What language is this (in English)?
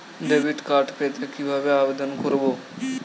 Bangla